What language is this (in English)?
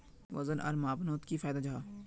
Magahi